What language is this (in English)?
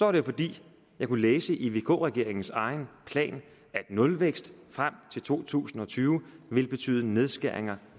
Danish